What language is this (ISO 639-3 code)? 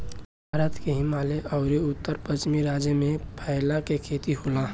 bho